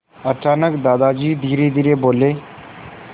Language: Hindi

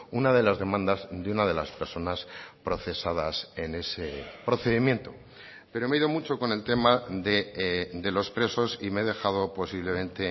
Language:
Spanish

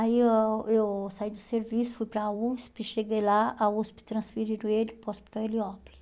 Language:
Portuguese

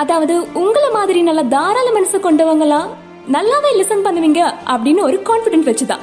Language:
Tamil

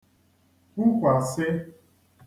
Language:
Igbo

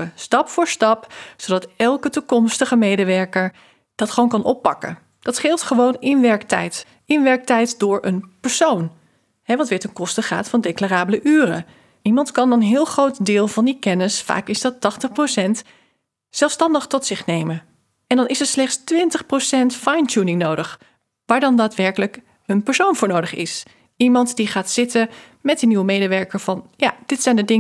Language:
Dutch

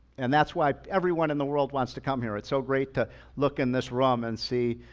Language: English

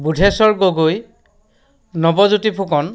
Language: Assamese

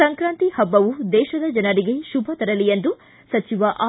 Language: Kannada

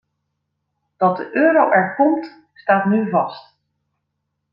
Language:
Dutch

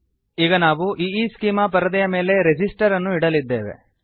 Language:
Kannada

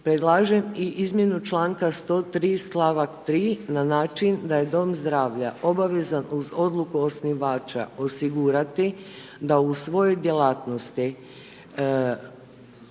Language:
Croatian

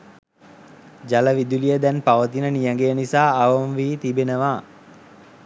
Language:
Sinhala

